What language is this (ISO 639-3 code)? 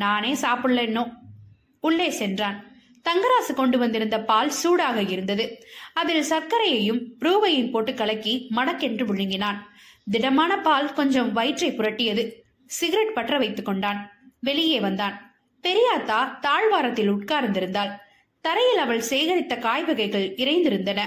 tam